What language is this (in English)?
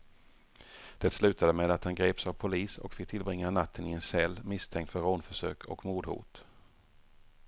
Swedish